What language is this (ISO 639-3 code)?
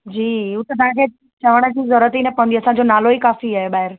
snd